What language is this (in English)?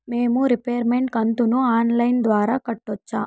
Telugu